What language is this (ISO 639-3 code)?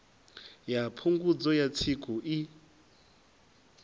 ven